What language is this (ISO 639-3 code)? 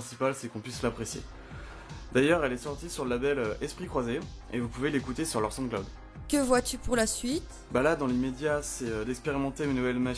fra